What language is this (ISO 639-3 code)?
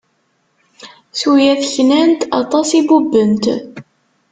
kab